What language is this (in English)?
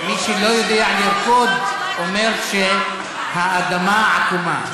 Hebrew